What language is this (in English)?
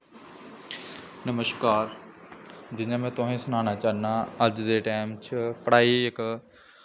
Dogri